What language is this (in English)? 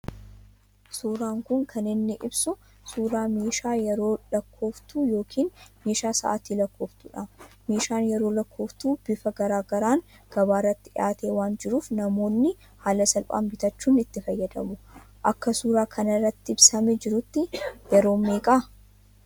Oromo